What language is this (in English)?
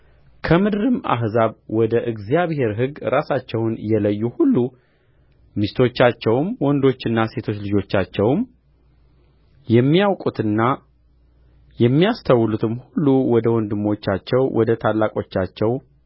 Amharic